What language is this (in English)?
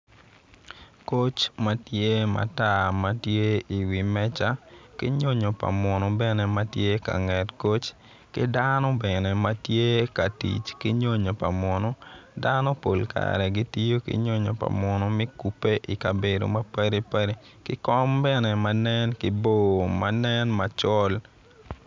Acoli